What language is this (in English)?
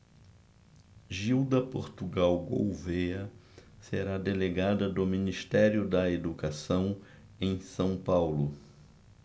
Portuguese